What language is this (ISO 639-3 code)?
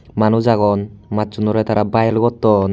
ccp